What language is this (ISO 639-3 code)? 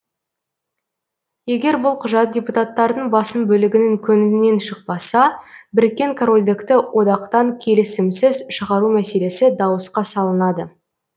kaz